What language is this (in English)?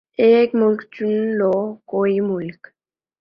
Urdu